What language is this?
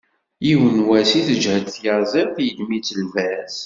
Kabyle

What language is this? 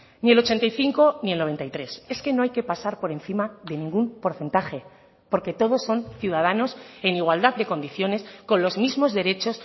Spanish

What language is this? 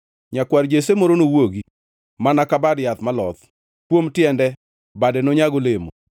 Luo (Kenya and Tanzania)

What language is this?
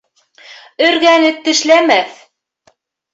Bashkir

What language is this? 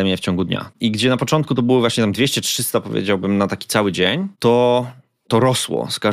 Polish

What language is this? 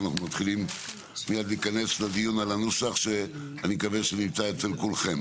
Hebrew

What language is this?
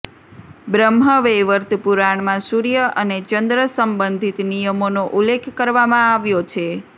Gujarati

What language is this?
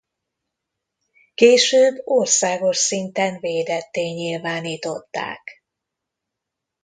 Hungarian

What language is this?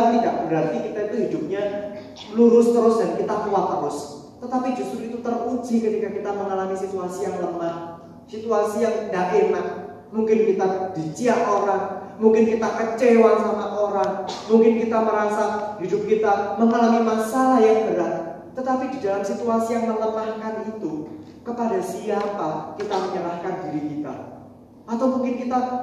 Indonesian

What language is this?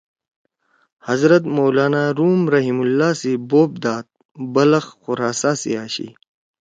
Torwali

